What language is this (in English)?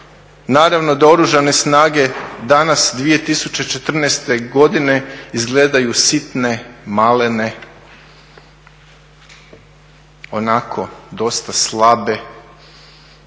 Croatian